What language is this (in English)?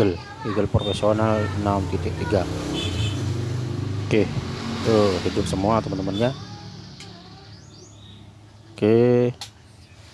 Indonesian